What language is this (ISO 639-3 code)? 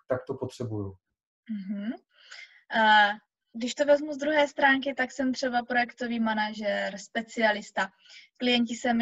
ces